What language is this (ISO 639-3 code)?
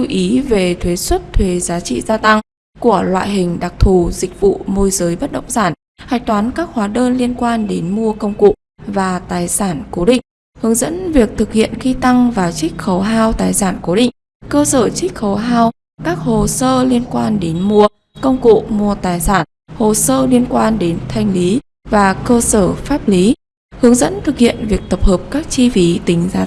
vie